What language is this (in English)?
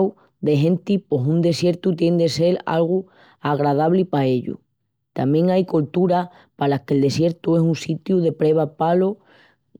Extremaduran